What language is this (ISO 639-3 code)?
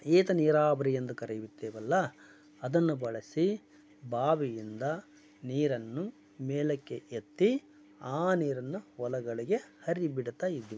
kan